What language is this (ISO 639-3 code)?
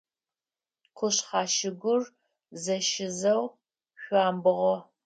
ady